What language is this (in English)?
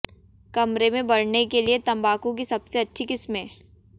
Hindi